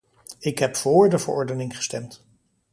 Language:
Dutch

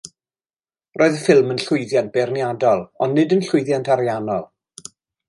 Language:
Welsh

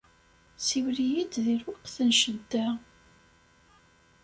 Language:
Kabyle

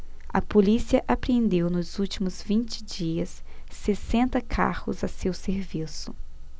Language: Portuguese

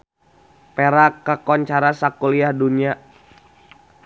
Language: Sundanese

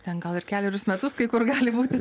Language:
Lithuanian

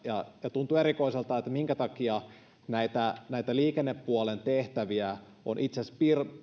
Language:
Finnish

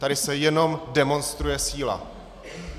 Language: Czech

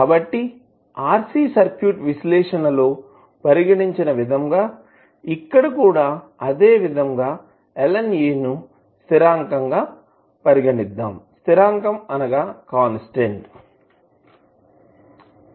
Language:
Telugu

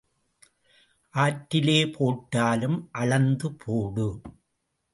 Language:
Tamil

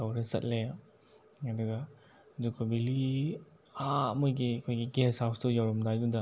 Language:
Manipuri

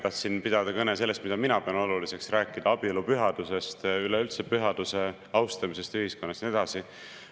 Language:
Estonian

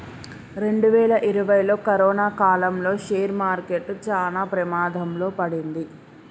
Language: Telugu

